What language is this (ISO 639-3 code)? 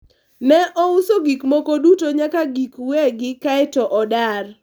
luo